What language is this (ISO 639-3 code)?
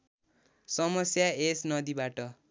nep